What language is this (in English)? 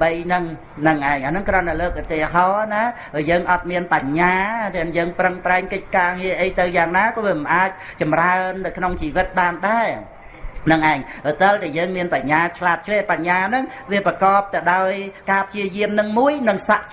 Vietnamese